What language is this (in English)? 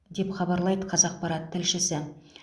Kazakh